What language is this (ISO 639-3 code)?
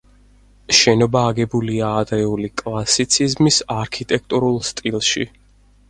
kat